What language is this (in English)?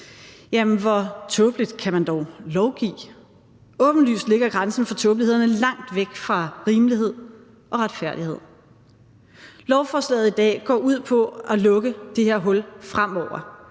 Danish